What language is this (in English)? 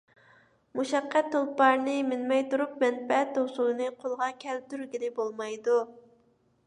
Uyghur